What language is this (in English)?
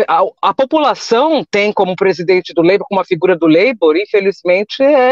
Portuguese